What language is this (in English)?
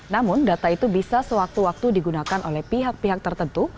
Indonesian